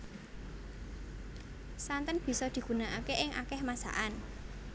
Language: Javanese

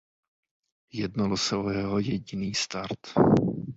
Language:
Czech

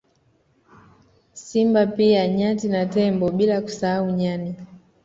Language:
Swahili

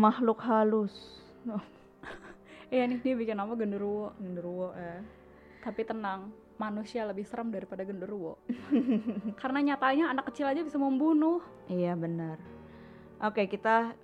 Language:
Indonesian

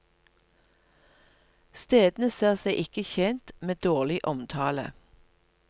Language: Norwegian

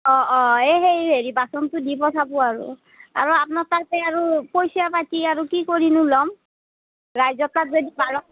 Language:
Assamese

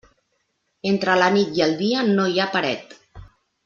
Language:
Catalan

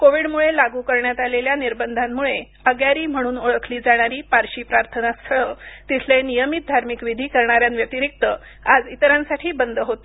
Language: Marathi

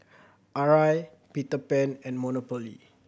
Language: English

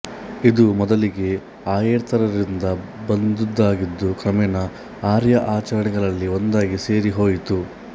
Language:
Kannada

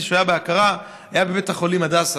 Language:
Hebrew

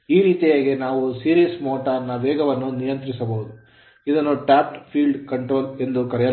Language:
Kannada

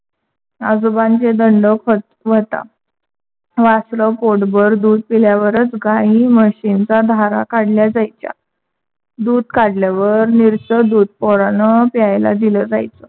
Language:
Marathi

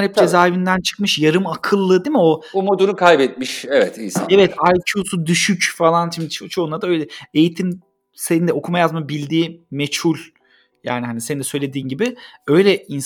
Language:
Turkish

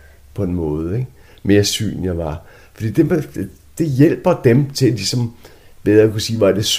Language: Danish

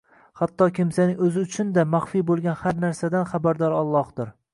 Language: Uzbek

